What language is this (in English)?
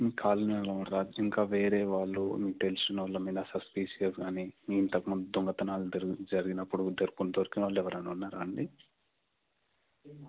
Telugu